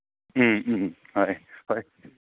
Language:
Manipuri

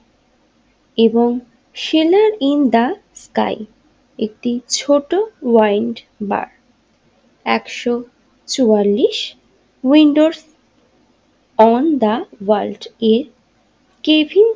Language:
Bangla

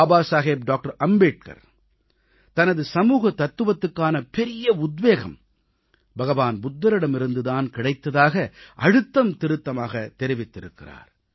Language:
Tamil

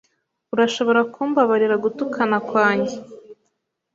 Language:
Kinyarwanda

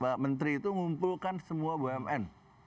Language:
Indonesian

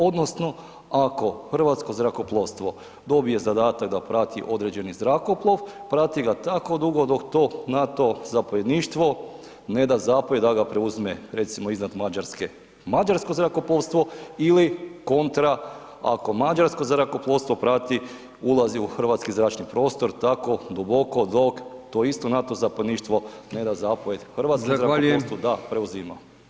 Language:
Croatian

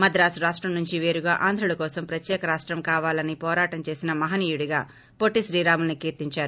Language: Telugu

